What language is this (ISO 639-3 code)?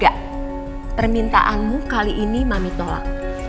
ind